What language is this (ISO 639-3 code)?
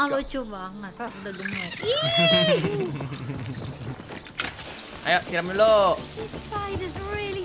ind